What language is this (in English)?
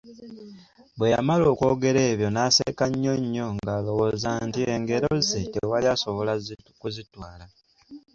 Ganda